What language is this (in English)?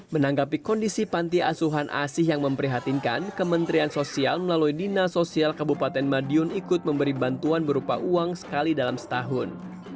Indonesian